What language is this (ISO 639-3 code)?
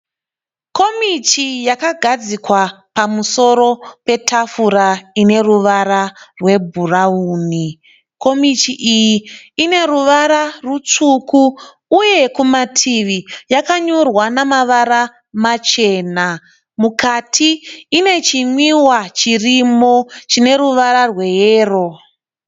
sna